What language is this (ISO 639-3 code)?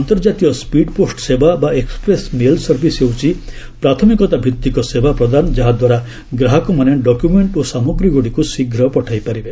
ori